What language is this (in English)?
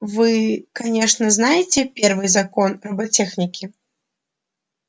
Russian